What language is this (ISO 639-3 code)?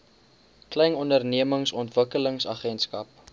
afr